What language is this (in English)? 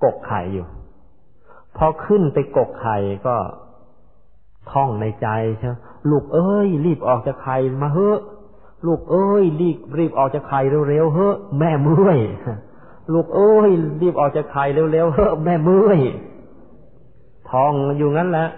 Thai